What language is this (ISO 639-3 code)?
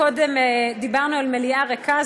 heb